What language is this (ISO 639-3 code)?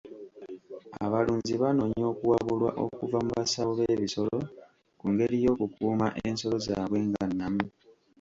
lug